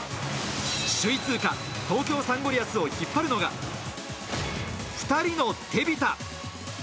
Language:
Japanese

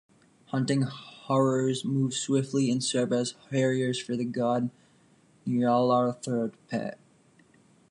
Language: English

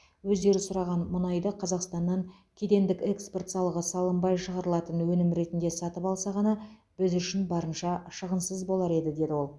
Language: Kazakh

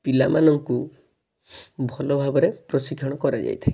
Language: Odia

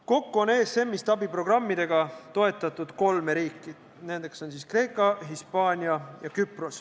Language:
Estonian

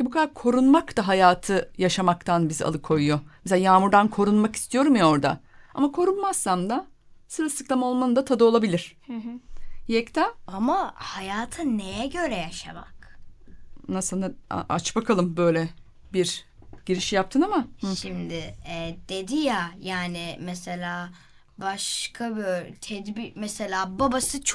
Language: Turkish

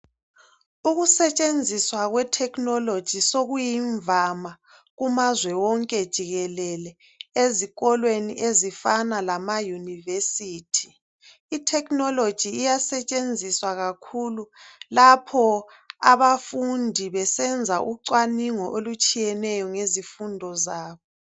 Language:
North Ndebele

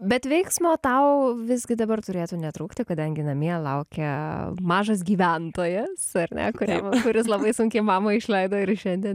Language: Lithuanian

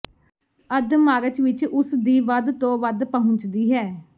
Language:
Punjabi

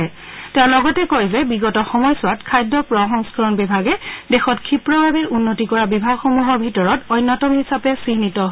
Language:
Assamese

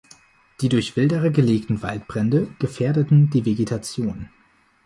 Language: German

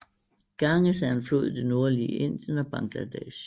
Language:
Danish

